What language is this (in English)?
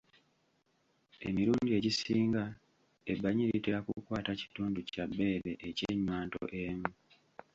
Ganda